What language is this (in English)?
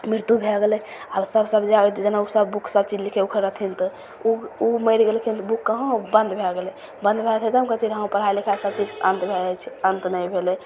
Maithili